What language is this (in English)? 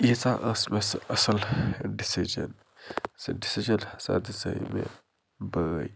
Kashmiri